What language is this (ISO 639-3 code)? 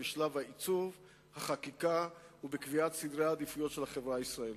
heb